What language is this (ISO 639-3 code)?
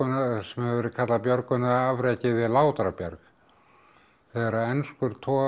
isl